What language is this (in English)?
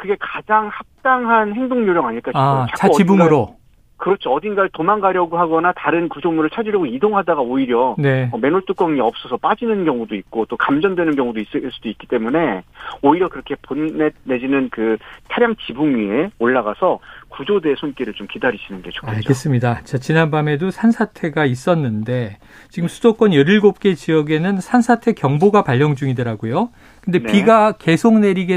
Korean